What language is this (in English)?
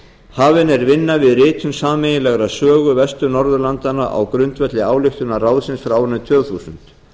Icelandic